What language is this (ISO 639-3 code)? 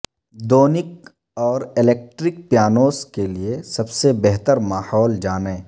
urd